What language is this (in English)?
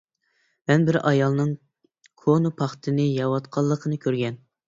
Uyghur